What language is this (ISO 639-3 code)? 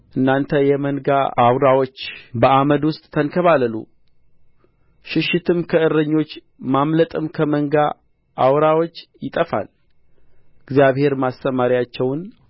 amh